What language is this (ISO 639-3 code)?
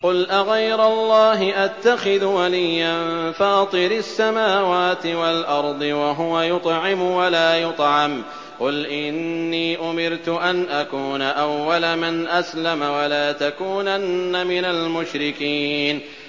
ara